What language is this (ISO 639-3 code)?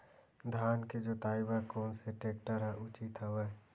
hne